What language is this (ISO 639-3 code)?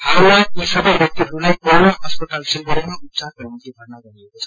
nep